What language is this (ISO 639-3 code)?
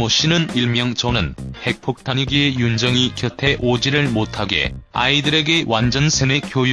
kor